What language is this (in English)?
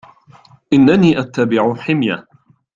Arabic